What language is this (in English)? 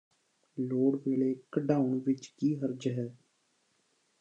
Punjabi